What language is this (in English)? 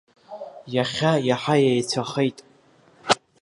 Abkhazian